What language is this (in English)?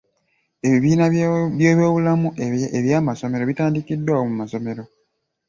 Ganda